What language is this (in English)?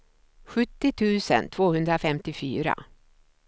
Swedish